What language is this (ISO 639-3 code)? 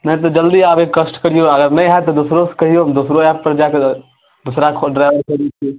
mai